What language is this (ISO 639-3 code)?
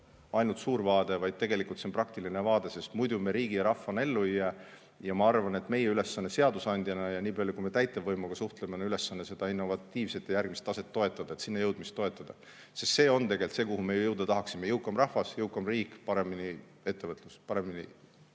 est